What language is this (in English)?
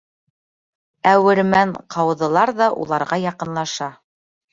Bashkir